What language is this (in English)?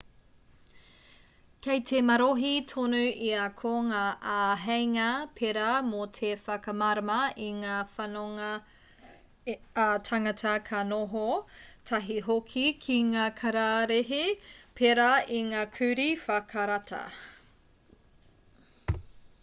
Māori